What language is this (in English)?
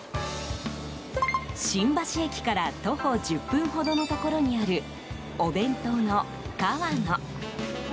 Japanese